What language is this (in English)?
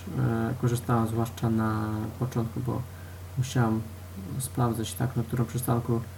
Polish